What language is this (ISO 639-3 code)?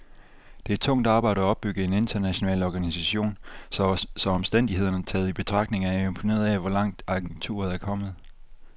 dan